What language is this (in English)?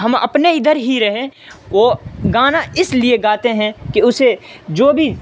Urdu